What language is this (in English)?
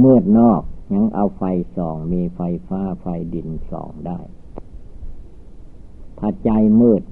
Thai